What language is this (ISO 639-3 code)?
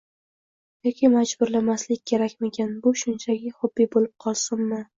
uzb